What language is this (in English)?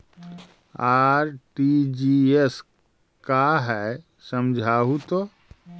Magahi